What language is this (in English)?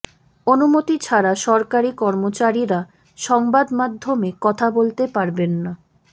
Bangla